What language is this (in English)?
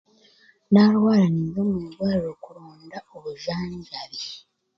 Chiga